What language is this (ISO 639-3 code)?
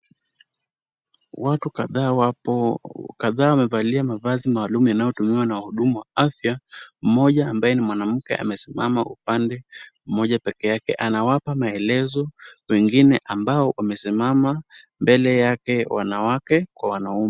swa